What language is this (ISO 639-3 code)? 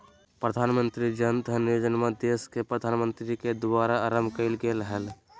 mag